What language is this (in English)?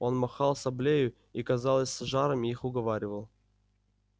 Russian